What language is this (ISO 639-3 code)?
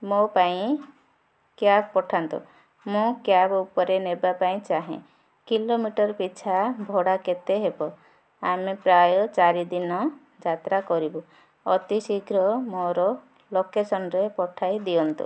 ori